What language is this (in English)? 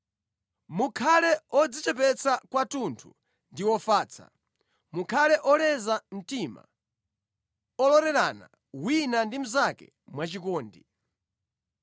Nyanja